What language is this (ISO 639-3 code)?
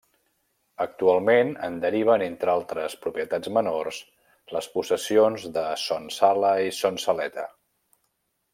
cat